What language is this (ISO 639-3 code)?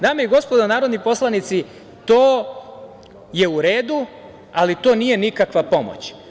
srp